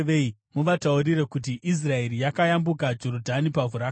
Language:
Shona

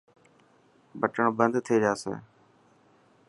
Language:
Dhatki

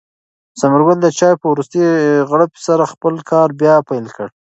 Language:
Pashto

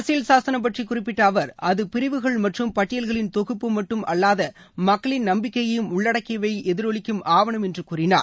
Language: Tamil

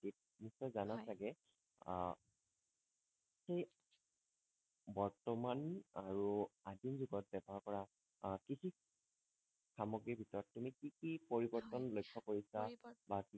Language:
Assamese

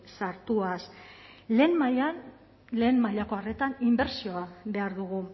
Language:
Basque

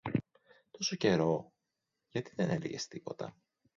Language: Greek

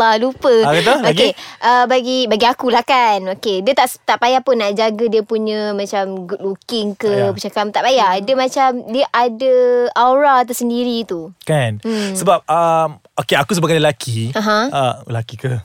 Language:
Malay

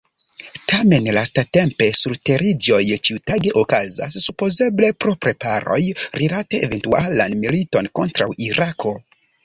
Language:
Esperanto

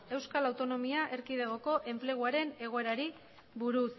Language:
Basque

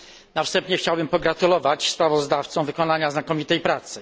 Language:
Polish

